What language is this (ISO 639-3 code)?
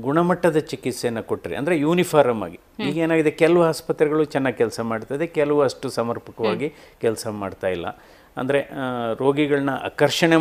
kan